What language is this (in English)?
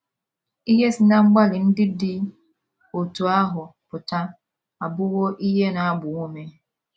Igbo